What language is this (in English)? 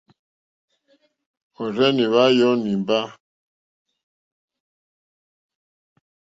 Mokpwe